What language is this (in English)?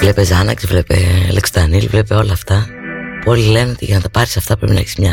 Greek